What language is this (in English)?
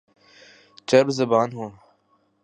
Urdu